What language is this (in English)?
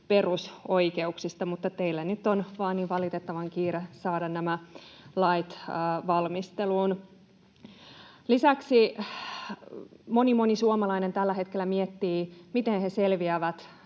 Finnish